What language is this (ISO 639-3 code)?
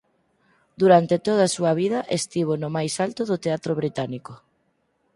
glg